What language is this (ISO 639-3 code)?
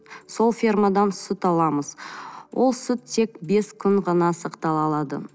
kaz